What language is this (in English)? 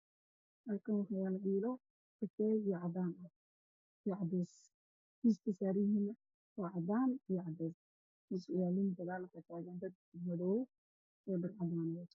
Somali